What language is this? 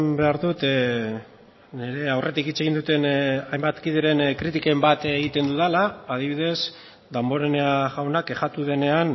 Basque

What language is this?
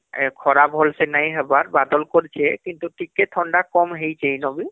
Odia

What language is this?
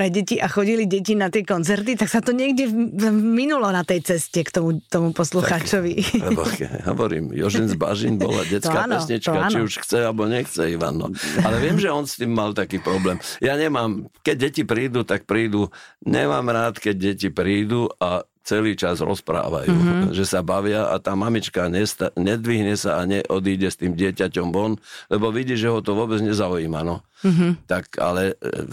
Slovak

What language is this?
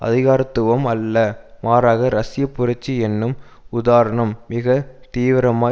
Tamil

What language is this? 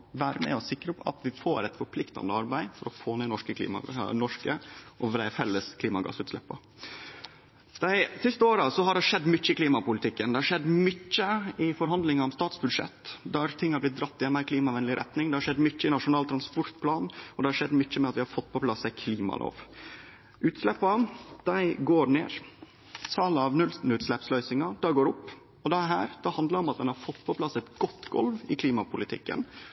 Norwegian Nynorsk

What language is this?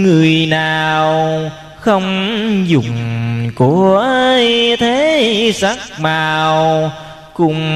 Vietnamese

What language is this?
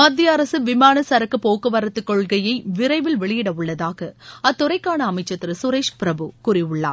Tamil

